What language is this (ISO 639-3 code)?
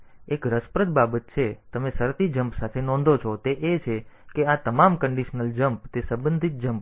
guj